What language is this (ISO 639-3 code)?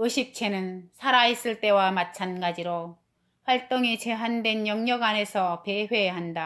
kor